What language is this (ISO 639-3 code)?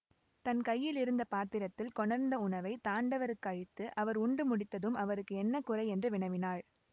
tam